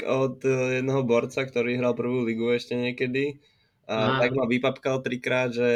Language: Slovak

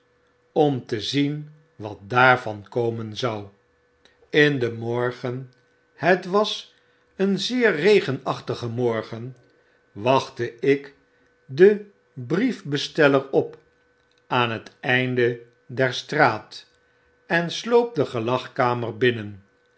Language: Dutch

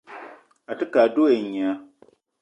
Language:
Eton (Cameroon)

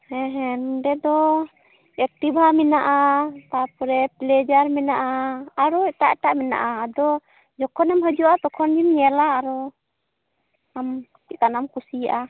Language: Santali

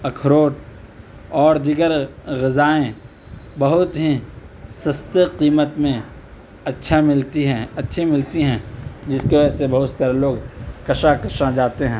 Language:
Urdu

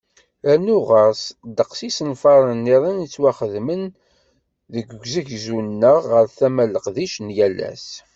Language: Kabyle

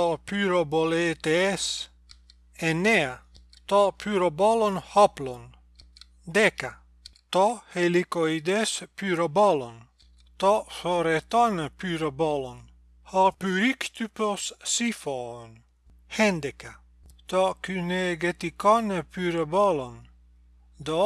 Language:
Greek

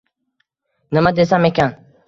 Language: Uzbek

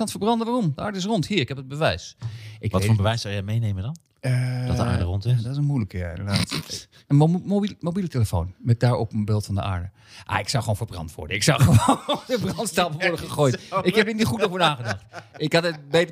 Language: Dutch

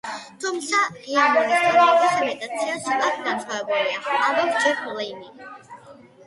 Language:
Georgian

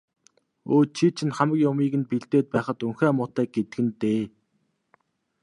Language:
Mongolian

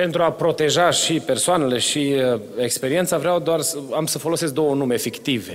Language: Romanian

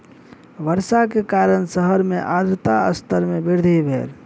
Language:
Maithili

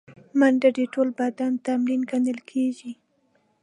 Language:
Pashto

